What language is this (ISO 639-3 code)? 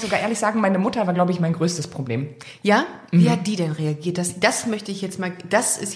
deu